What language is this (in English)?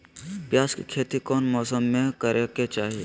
Magahi